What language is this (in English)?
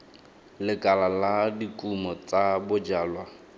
Tswana